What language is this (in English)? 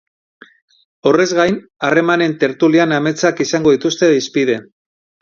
Basque